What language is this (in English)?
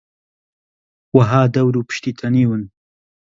Central Kurdish